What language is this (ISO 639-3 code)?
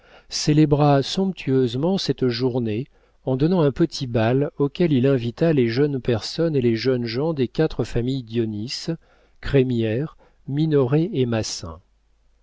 fra